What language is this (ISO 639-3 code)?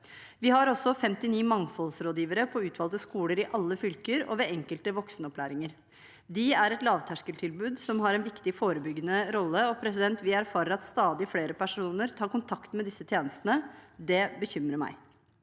nor